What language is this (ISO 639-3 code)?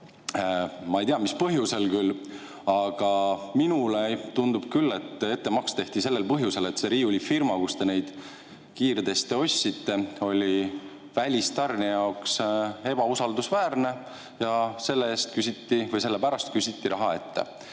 est